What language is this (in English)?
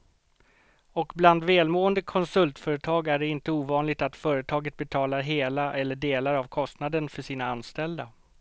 Swedish